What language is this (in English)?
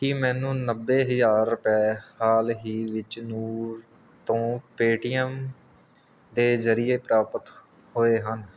Punjabi